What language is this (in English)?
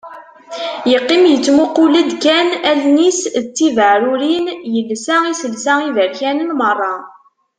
Kabyle